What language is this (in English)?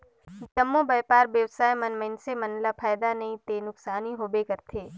Chhattisgarhi